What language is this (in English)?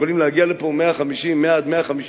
Hebrew